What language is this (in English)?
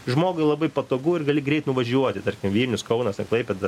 Lithuanian